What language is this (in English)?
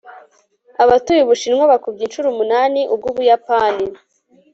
Kinyarwanda